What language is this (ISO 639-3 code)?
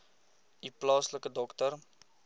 afr